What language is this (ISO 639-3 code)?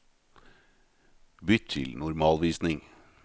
nor